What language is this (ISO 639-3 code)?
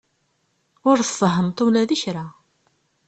kab